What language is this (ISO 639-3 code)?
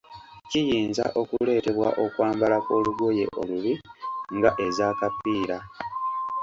lug